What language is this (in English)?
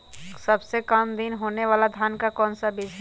Magahi